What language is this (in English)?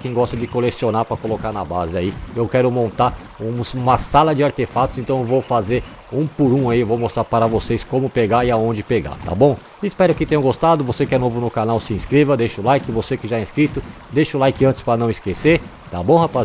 Portuguese